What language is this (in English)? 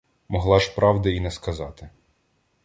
Ukrainian